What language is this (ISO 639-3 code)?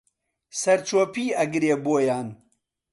ckb